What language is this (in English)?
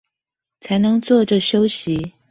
Chinese